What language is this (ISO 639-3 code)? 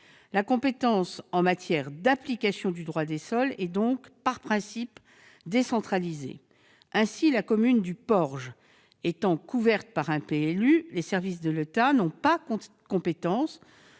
fra